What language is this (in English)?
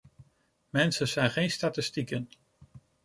Dutch